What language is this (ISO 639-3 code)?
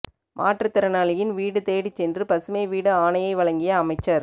tam